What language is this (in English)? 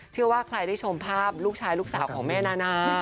Thai